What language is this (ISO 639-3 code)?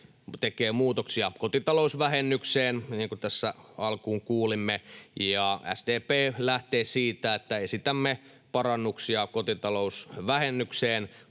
fin